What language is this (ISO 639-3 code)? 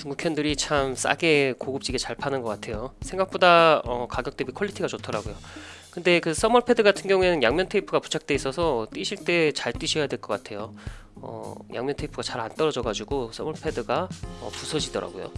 kor